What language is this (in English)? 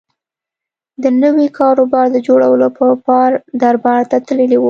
Pashto